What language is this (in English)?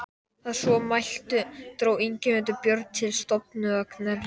Icelandic